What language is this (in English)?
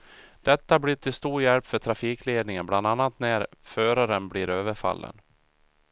Swedish